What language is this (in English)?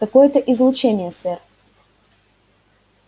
Russian